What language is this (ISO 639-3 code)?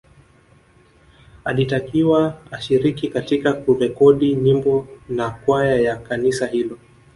swa